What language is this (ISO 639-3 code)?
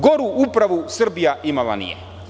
srp